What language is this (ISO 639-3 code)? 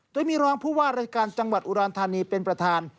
tha